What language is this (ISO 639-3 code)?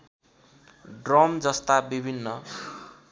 nep